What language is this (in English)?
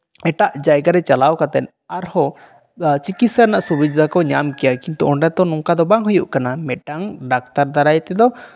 Santali